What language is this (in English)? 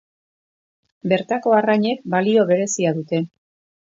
Basque